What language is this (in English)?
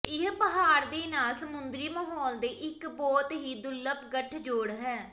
Punjabi